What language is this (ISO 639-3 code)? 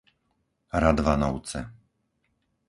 slk